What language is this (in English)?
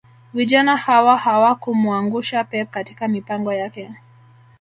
Swahili